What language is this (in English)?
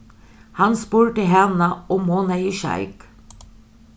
Faroese